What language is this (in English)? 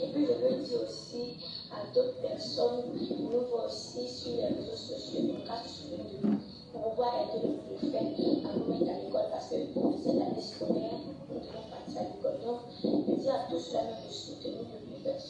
French